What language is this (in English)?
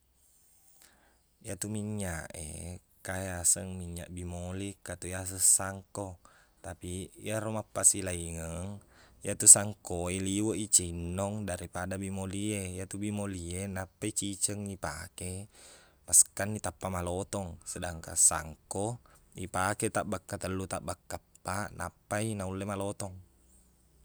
Buginese